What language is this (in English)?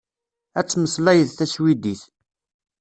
Kabyle